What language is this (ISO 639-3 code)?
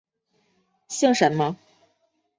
zho